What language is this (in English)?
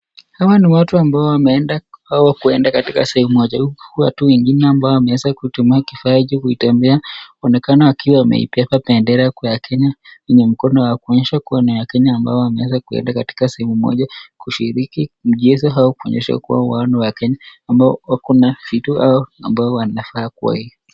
Swahili